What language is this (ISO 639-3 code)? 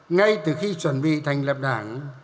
vie